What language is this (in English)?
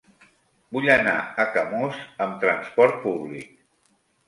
Catalan